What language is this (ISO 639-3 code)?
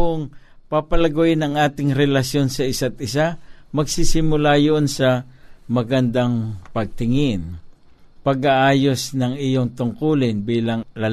fil